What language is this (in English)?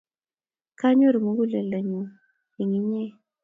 Kalenjin